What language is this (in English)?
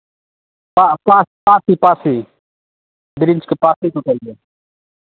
Maithili